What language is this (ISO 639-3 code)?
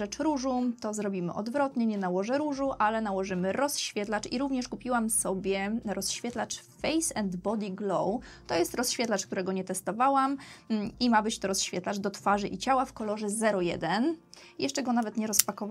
pol